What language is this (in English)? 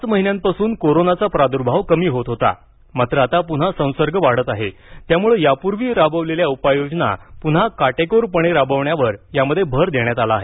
Marathi